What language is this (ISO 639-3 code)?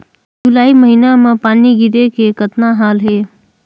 hne